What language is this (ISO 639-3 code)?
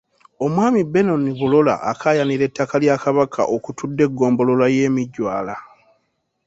lug